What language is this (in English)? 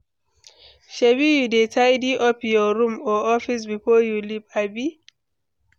Nigerian Pidgin